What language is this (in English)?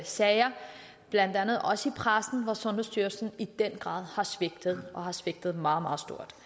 Danish